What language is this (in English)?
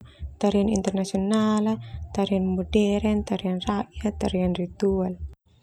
Termanu